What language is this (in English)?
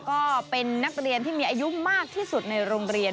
Thai